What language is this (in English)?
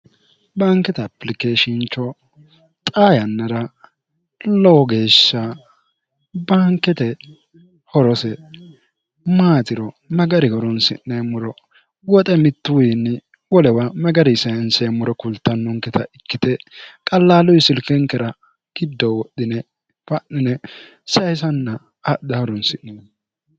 Sidamo